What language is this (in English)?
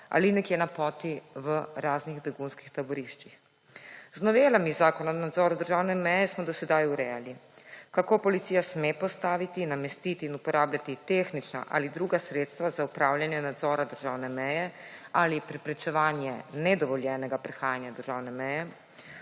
Slovenian